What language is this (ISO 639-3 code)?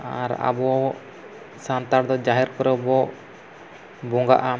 sat